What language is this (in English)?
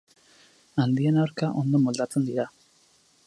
Basque